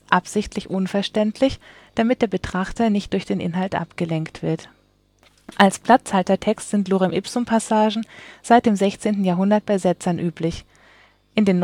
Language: German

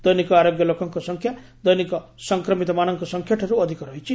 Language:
Odia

